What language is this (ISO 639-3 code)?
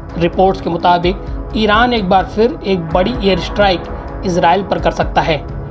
hin